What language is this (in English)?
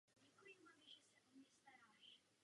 Czech